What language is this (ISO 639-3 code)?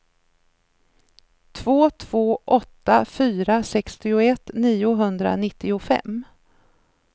swe